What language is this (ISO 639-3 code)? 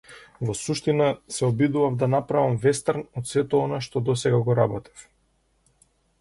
mkd